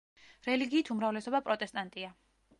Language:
Georgian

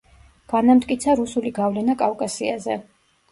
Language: Georgian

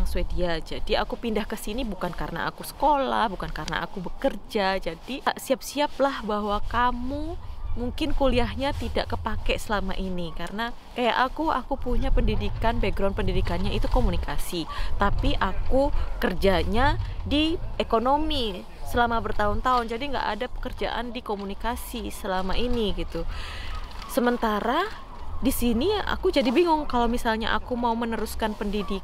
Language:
Indonesian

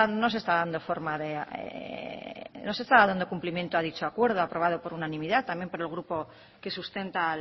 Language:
Spanish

